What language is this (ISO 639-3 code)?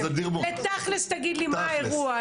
heb